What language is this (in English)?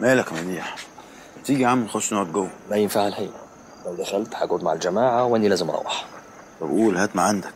Arabic